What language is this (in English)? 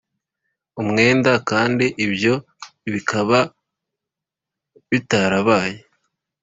Kinyarwanda